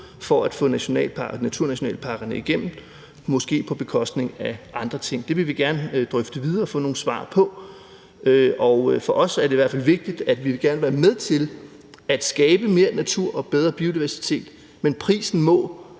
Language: Danish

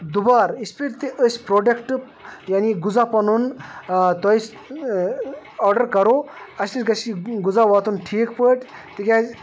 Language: Kashmiri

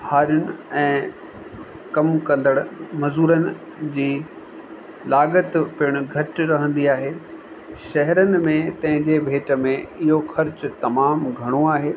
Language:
Sindhi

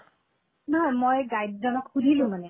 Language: Assamese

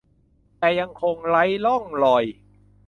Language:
Thai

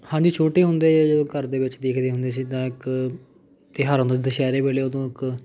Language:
Punjabi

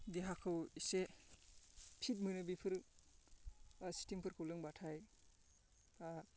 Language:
Bodo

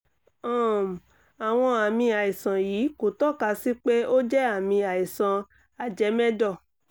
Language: Yoruba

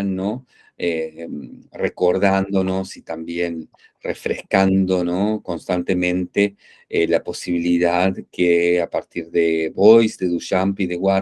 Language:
Spanish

